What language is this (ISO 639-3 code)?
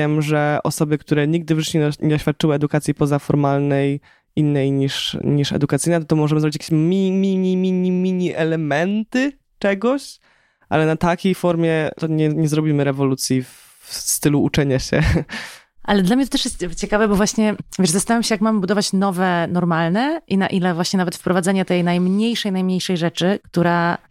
pol